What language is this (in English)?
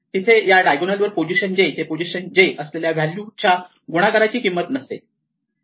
Marathi